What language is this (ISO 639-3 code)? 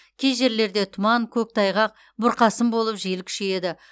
kaz